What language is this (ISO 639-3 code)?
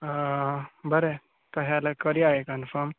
kok